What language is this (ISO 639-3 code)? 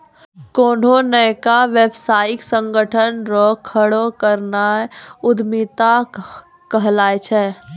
mai